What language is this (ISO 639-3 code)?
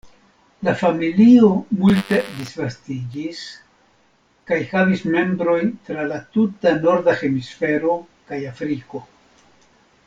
epo